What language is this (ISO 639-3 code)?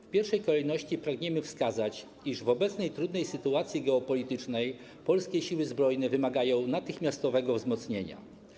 pol